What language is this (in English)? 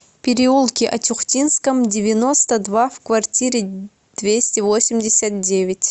Russian